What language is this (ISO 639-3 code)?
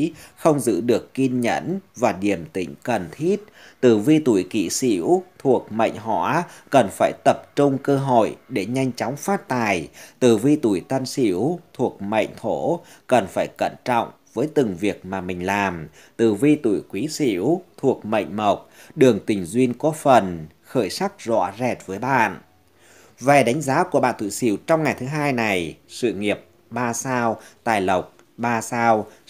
vie